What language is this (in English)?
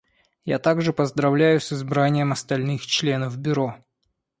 Russian